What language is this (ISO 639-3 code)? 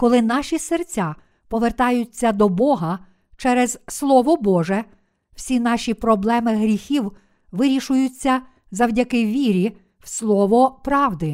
ukr